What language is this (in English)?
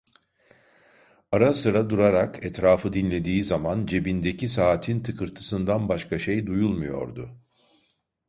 Turkish